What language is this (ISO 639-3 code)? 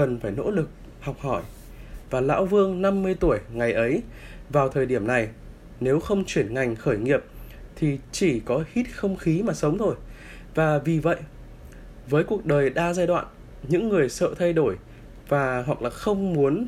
vie